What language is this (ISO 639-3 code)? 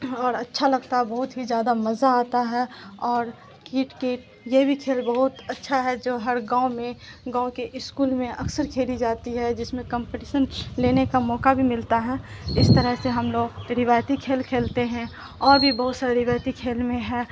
urd